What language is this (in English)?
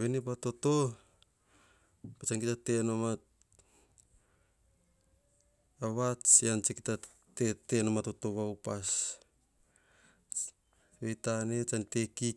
Hahon